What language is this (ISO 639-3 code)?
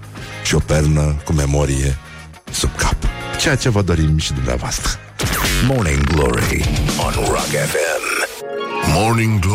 ron